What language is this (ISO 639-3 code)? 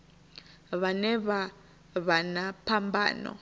ven